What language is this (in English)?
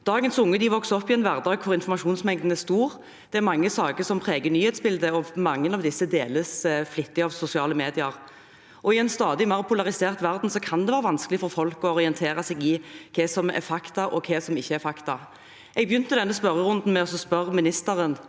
Norwegian